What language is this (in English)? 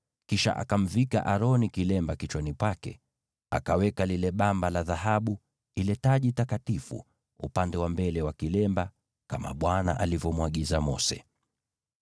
Swahili